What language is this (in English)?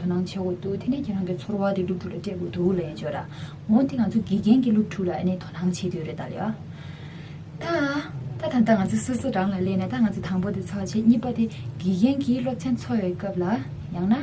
Korean